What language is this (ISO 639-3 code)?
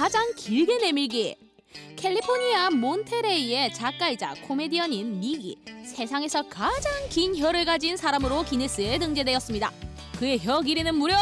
kor